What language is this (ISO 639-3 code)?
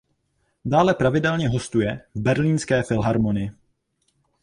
ces